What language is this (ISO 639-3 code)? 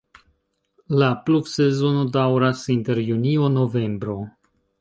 epo